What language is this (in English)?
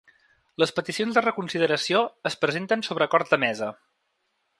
Catalan